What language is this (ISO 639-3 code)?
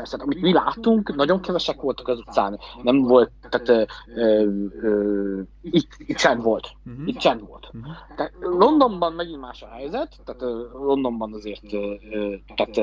hun